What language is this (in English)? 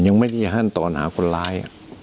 Thai